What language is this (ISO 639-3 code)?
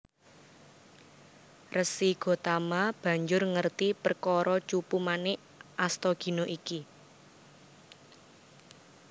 jav